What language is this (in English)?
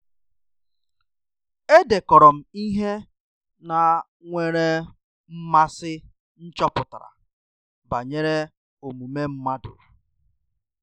Igbo